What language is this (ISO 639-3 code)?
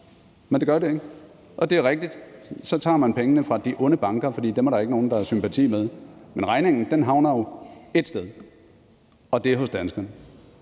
dan